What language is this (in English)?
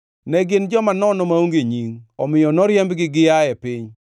Luo (Kenya and Tanzania)